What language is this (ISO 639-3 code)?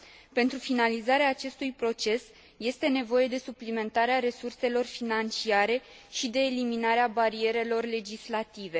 ron